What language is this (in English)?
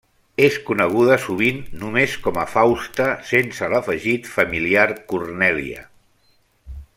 Catalan